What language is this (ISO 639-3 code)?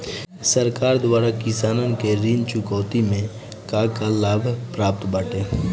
bho